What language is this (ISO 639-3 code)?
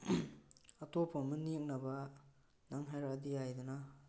mni